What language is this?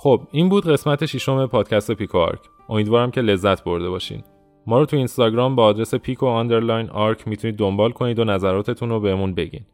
Persian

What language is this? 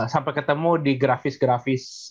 Indonesian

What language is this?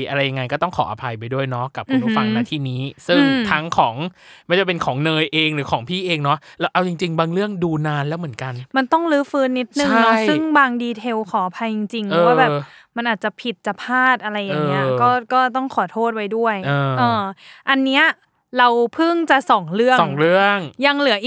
Thai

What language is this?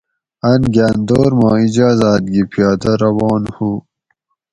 Gawri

